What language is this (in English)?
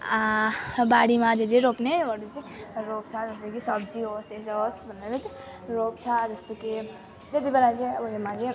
Nepali